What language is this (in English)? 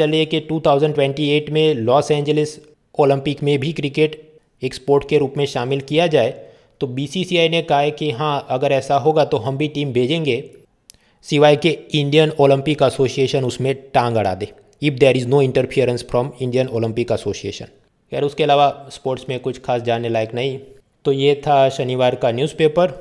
Hindi